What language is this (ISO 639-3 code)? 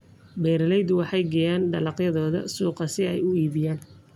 som